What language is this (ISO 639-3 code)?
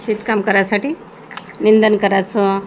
mar